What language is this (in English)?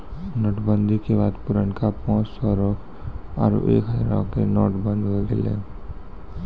Maithili